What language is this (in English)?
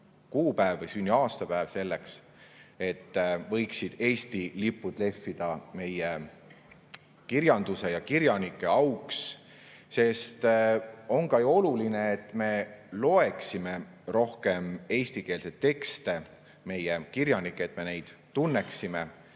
Estonian